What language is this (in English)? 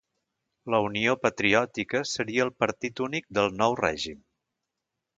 Catalan